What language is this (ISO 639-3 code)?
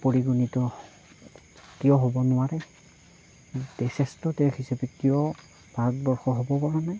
asm